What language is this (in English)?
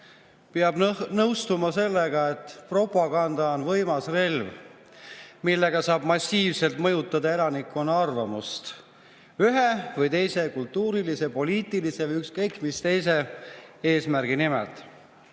Estonian